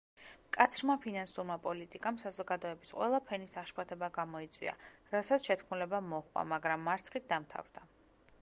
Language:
Georgian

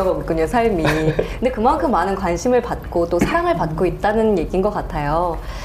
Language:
Korean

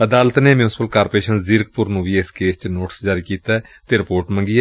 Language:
Punjabi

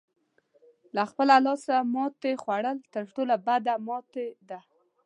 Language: Pashto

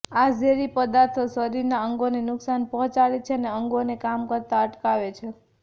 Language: Gujarati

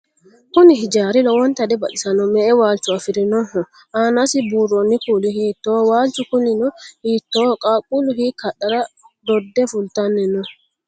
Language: Sidamo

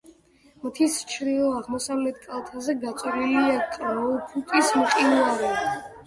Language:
Georgian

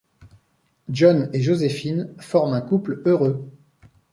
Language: French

